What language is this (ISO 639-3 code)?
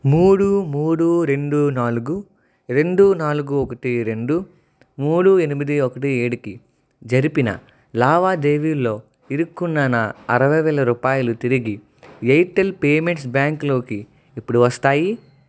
tel